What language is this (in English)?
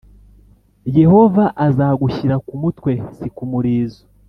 Kinyarwanda